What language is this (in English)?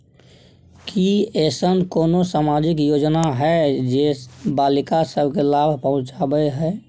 Maithili